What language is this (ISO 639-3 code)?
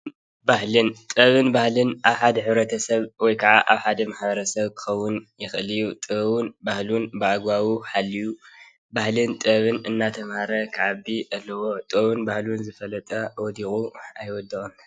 tir